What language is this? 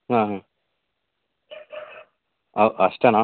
Kannada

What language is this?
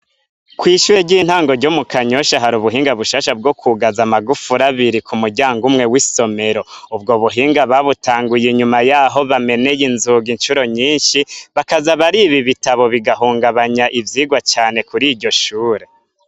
Rundi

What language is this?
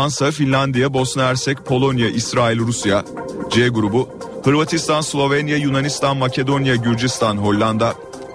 Turkish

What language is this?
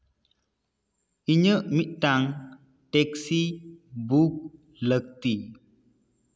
Santali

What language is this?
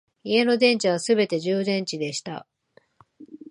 Japanese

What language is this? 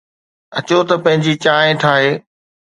Sindhi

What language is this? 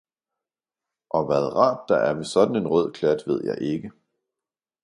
Danish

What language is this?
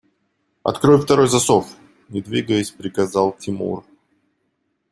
Russian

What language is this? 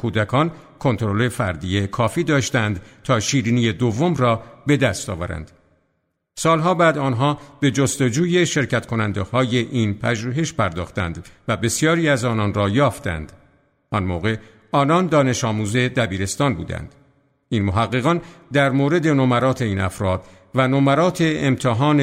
Persian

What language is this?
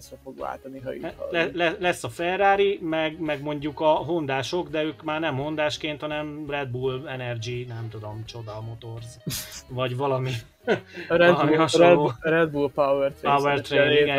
Hungarian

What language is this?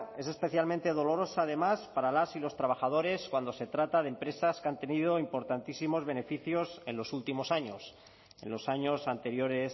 Spanish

